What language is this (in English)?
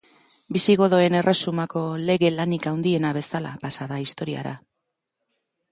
Basque